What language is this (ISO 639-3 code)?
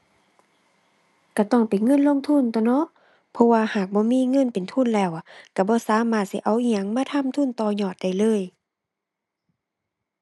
tha